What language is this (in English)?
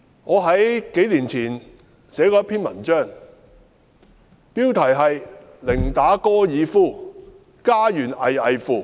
Cantonese